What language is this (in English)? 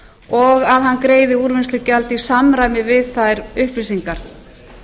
Icelandic